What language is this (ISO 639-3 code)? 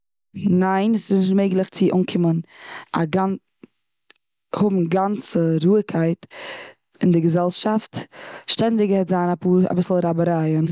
yid